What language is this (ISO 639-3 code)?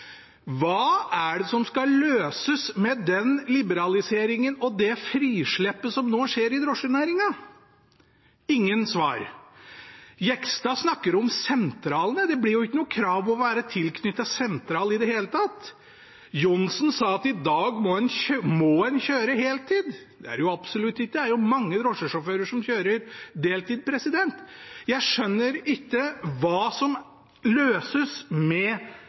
nob